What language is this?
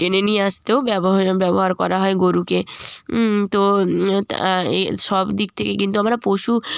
Bangla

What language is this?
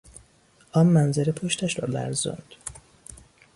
Persian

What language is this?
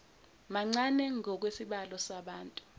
Zulu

